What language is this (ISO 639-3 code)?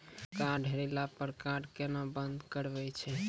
mai